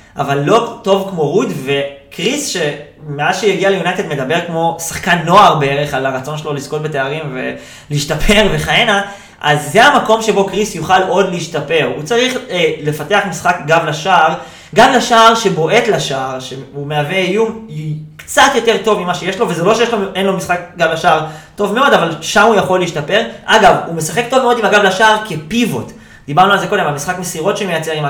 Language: Hebrew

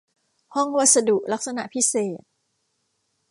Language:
Thai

